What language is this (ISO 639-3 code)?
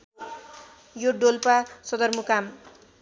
nep